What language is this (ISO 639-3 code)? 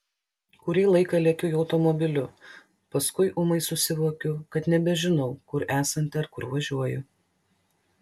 lit